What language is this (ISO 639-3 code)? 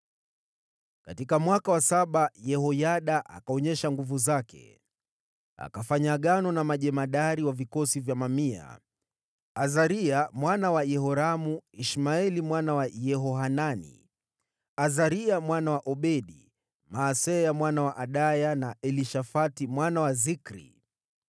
swa